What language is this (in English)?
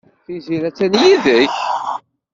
Kabyle